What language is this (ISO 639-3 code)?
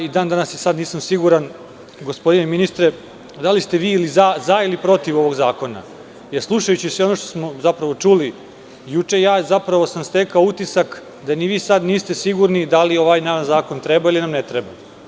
srp